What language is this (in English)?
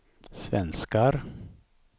Swedish